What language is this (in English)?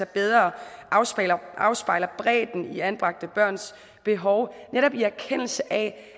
Danish